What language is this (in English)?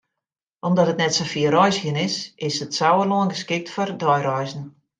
Western Frisian